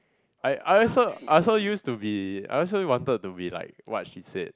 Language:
English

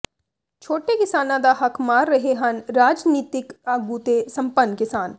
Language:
Punjabi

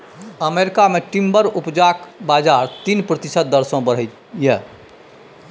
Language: Maithili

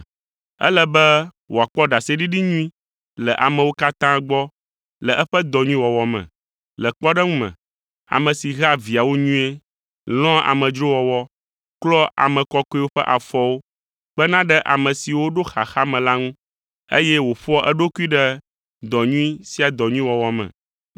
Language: Ewe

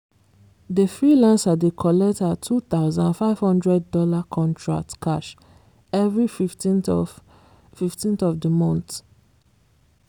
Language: Nigerian Pidgin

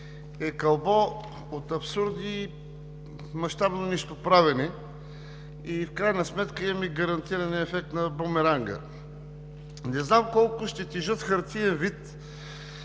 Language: Bulgarian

